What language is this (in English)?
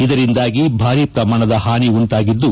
Kannada